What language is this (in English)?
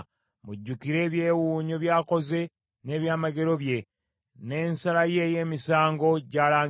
Ganda